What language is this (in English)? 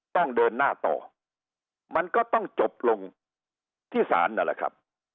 Thai